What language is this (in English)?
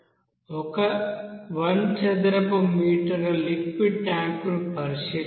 Telugu